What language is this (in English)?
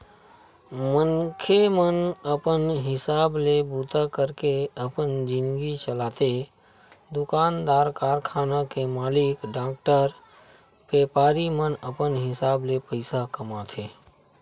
Chhattisgarhi